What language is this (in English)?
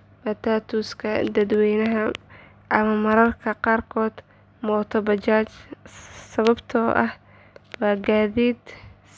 Somali